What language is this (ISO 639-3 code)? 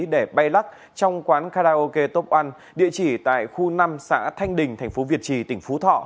vie